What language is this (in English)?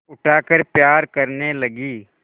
Hindi